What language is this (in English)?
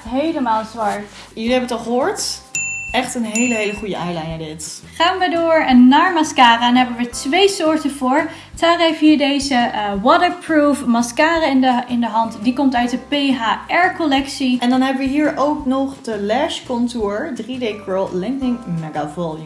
Dutch